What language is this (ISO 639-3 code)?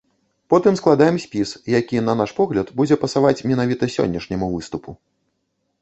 bel